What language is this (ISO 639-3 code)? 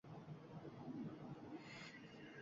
uzb